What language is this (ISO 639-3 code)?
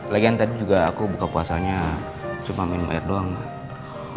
ind